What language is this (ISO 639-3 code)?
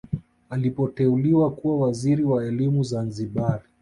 swa